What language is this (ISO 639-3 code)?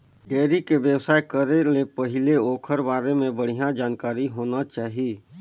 hne